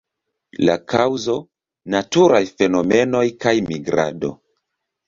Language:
Esperanto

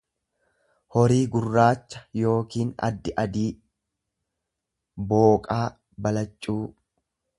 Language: Oromo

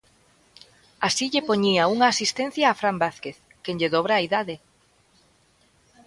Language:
Galician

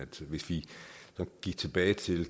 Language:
Danish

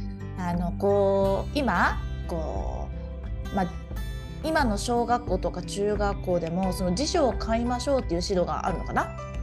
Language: Japanese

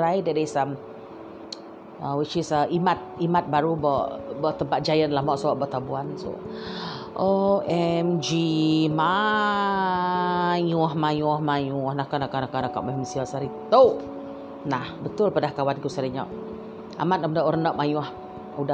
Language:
Malay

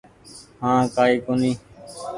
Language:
Goaria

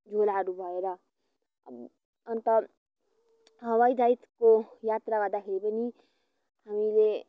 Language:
Nepali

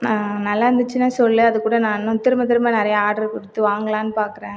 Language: Tamil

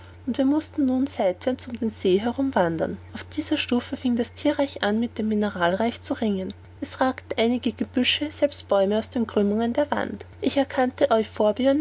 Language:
German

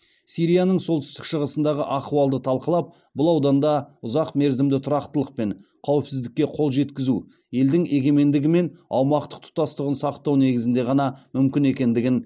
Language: Kazakh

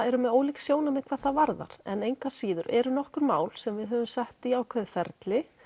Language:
Icelandic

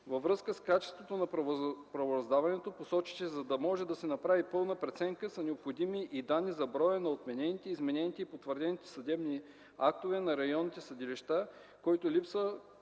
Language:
Bulgarian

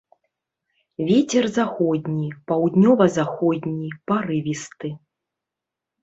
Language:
Belarusian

